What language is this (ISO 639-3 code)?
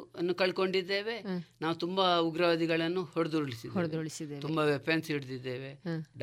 kan